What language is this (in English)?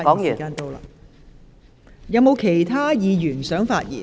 Cantonese